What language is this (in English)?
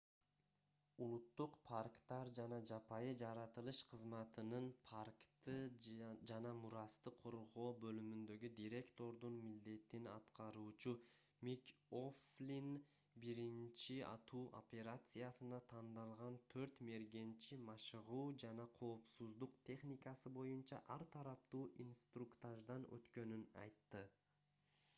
Kyrgyz